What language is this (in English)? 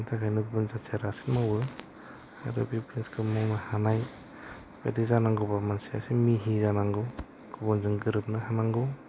Bodo